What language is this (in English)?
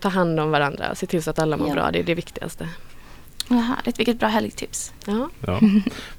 Swedish